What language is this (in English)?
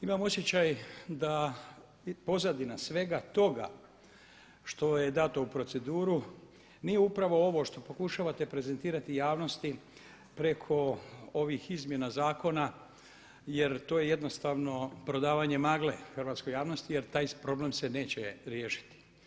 Croatian